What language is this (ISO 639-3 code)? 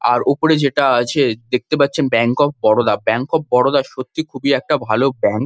ben